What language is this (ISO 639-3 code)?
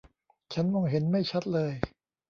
tha